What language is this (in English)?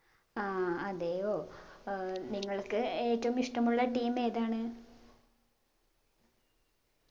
Malayalam